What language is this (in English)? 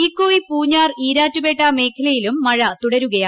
Malayalam